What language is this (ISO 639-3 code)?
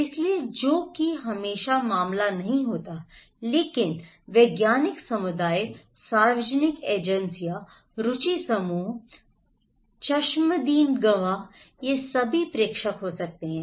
hin